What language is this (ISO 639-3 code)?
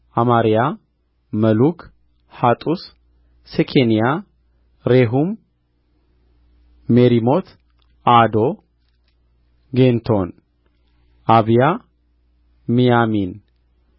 amh